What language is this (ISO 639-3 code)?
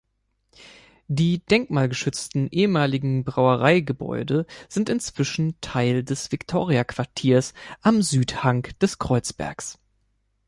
deu